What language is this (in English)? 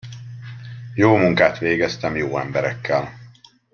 Hungarian